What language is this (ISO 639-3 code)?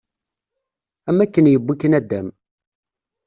kab